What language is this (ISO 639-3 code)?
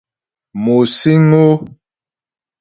bbj